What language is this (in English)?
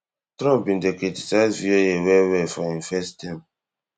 Nigerian Pidgin